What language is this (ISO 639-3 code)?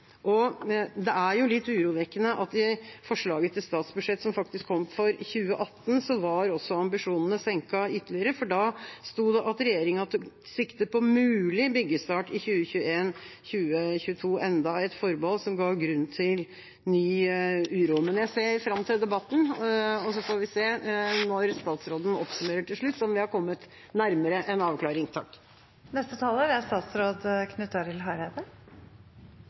nor